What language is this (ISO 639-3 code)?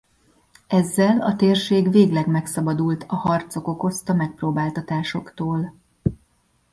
hun